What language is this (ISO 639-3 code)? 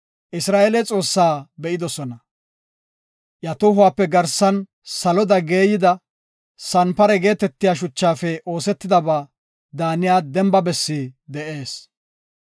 gof